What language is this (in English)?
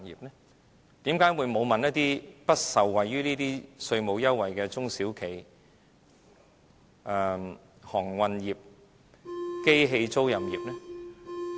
Cantonese